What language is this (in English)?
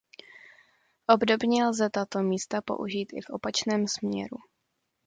Czech